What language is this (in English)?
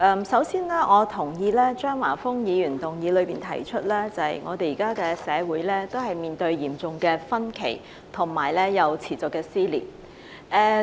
Cantonese